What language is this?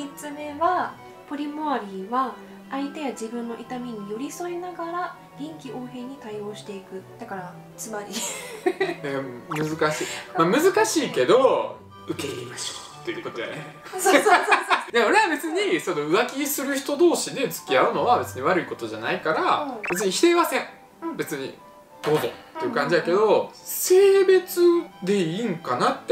Japanese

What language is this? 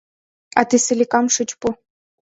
Mari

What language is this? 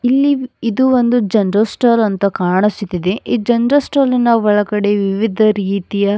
Kannada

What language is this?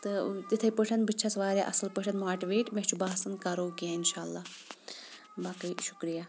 Kashmiri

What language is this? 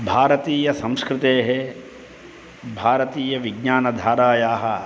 Sanskrit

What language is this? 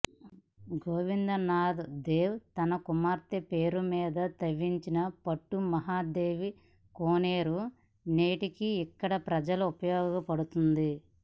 Telugu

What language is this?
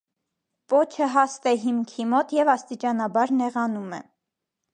Armenian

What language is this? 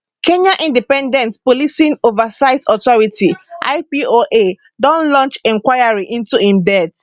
Nigerian Pidgin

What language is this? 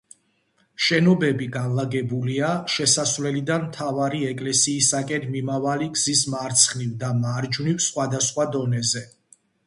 Georgian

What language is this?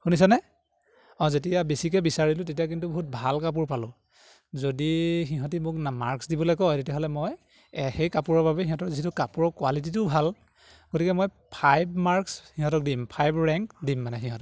Assamese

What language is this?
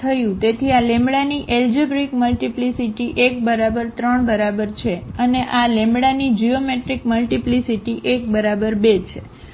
Gujarati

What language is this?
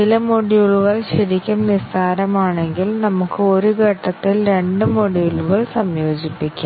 Malayalam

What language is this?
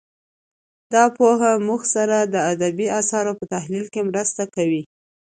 Pashto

